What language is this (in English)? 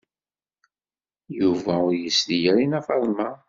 Kabyle